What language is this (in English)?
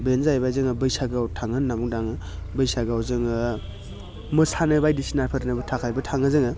Bodo